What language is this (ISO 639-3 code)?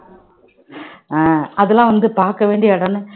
tam